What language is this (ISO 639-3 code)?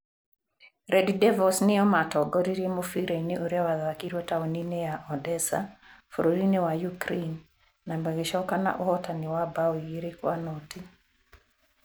kik